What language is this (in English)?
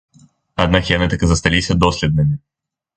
Belarusian